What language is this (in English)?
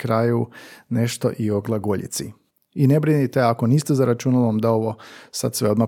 Croatian